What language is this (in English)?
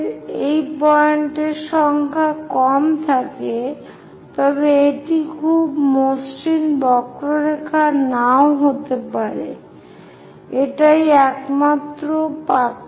Bangla